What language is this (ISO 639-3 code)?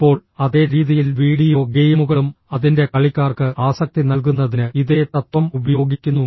mal